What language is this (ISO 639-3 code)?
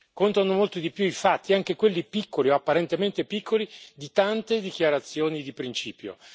ita